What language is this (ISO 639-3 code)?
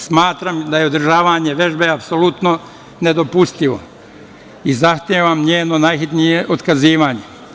srp